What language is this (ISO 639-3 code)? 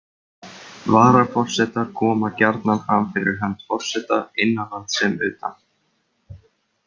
isl